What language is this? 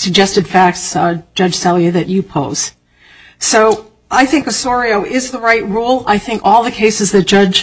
English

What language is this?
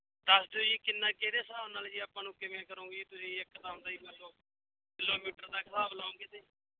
Punjabi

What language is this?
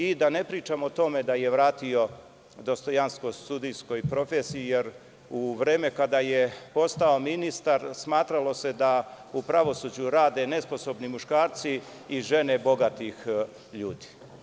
Serbian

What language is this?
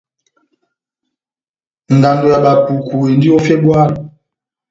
Batanga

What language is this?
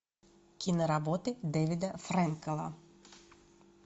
Russian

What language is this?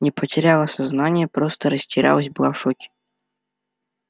Russian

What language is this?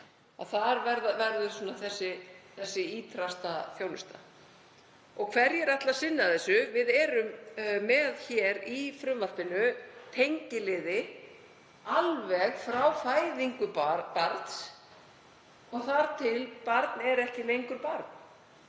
Icelandic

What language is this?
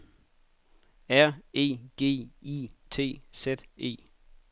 Danish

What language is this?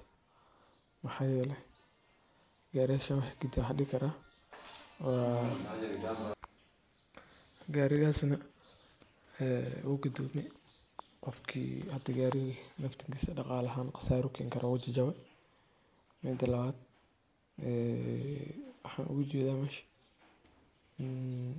Somali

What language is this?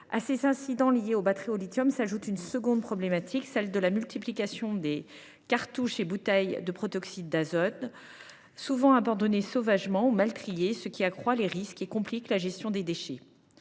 French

